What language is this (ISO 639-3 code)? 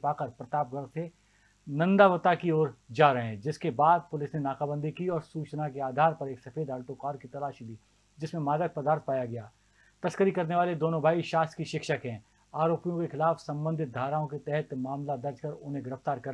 hin